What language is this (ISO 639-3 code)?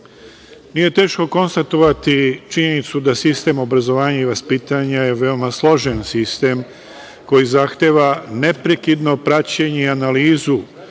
srp